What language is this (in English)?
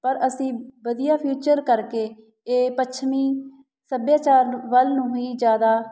Punjabi